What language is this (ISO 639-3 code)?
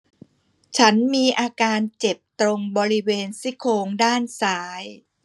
tha